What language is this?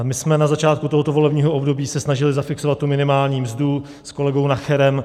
Czech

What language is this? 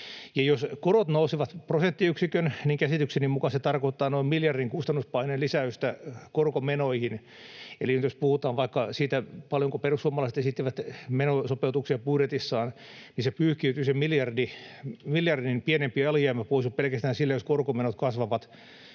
Finnish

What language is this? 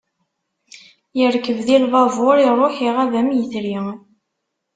Kabyle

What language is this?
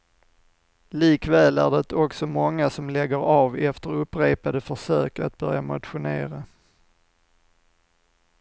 Swedish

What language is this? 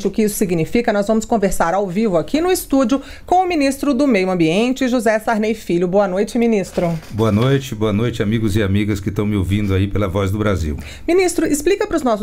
Portuguese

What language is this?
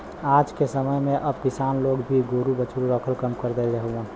Bhojpuri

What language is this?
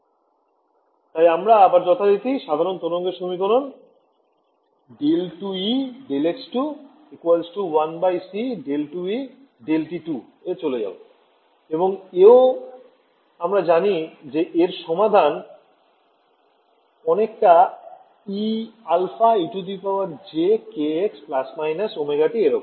Bangla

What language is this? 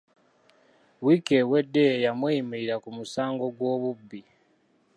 Ganda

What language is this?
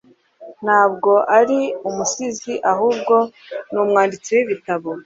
Kinyarwanda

